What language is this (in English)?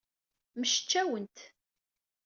Kabyle